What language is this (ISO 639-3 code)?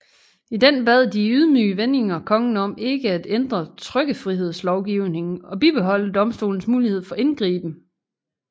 dan